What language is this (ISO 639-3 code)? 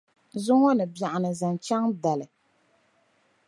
dag